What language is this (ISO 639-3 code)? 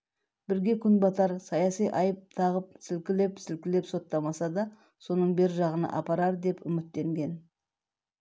kaz